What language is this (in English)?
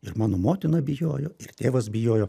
Lithuanian